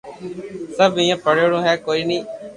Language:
Loarki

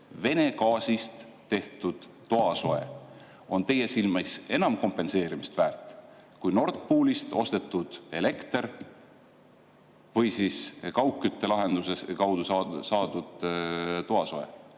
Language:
Estonian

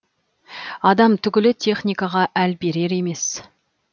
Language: Kazakh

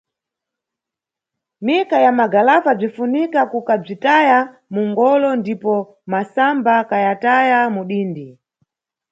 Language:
Nyungwe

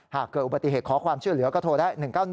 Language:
Thai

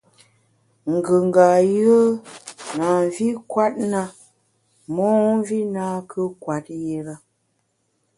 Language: Bamun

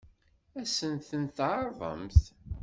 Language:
Kabyle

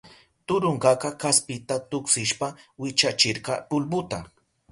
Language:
Southern Pastaza Quechua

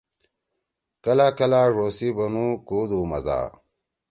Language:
Torwali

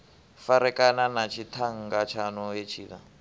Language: Venda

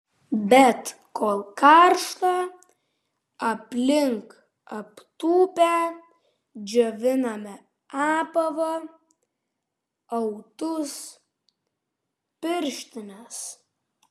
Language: Lithuanian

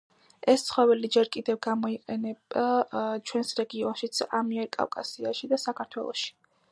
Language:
Georgian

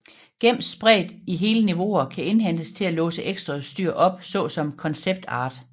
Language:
Danish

